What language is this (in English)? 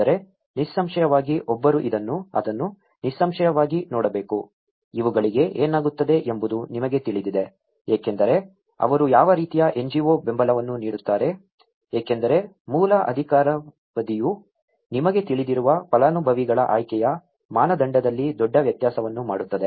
Kannada